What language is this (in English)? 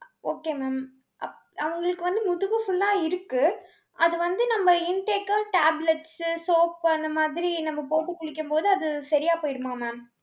Tamil